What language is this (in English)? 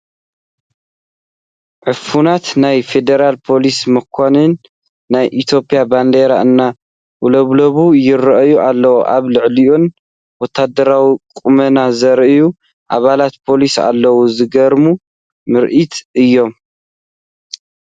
Tigrinya